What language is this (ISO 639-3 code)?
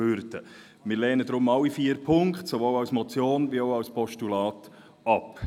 gsw